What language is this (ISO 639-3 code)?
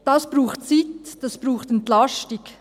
gsw